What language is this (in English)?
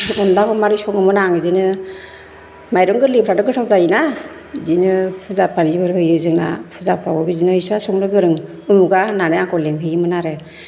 Bodo